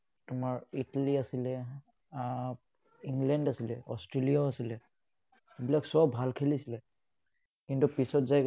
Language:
Assamese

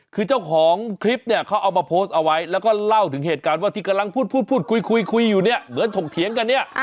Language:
Thai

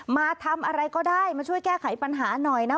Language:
Thai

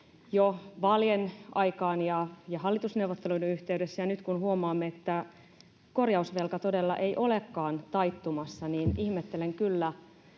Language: Finnish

